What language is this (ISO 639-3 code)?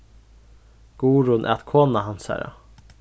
fao